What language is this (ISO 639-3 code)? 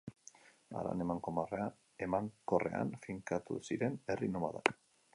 eus